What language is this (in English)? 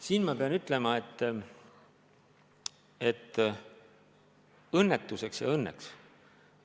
Estonian